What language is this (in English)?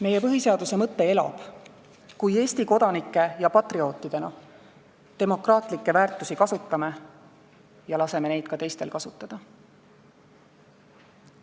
Estonian